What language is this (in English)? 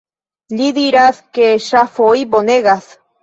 Esperanto